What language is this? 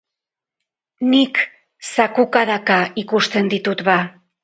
Basque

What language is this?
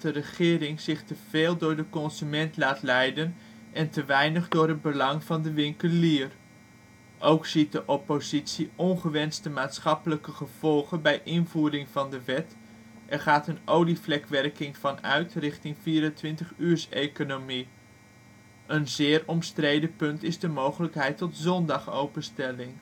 Dutch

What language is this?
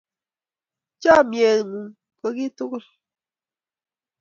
Kalenjin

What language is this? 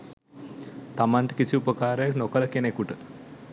Sinhala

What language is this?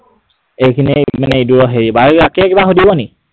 Assamese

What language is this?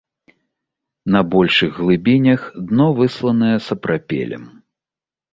Belarusian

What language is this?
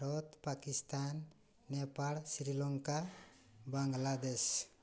Odia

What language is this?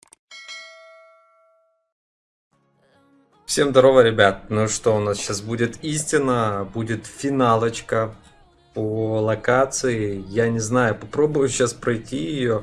Russian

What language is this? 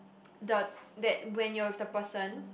English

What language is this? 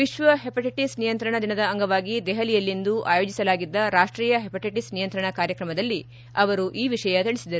Kannada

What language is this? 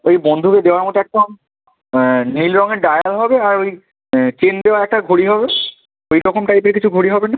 Bangla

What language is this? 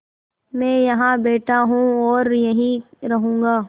Hindi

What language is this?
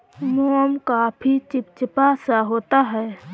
Hindi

